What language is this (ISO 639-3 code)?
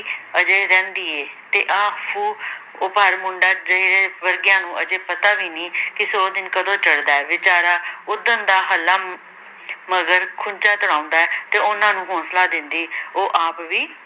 pan